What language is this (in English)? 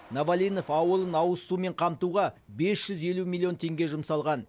Kazakh